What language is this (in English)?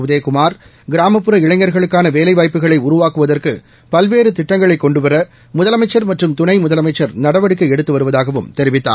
Tamil